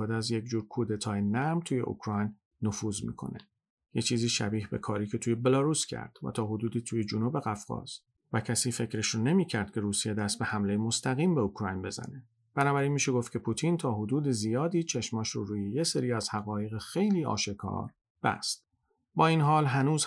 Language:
Persian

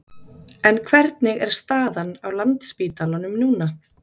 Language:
Icelandic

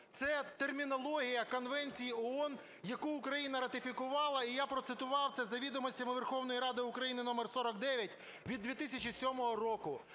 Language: Ukrainian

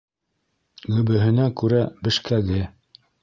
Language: Bashkir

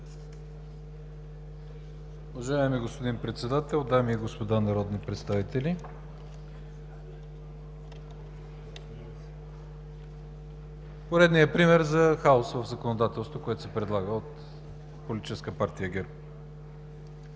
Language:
Bulgarian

